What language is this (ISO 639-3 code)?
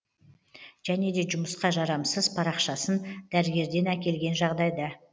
kaz